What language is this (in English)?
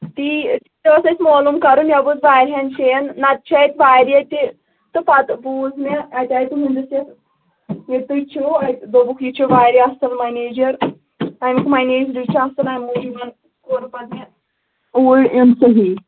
Kashmiri